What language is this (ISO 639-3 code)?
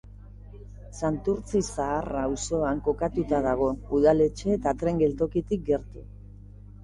eus